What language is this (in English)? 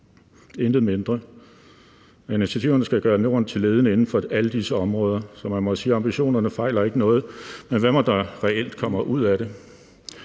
Danish